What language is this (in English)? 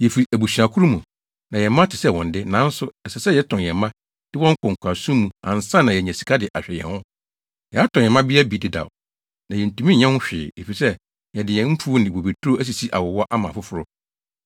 Akan